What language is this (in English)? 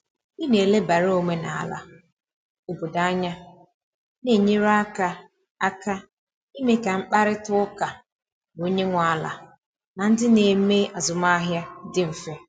Igbo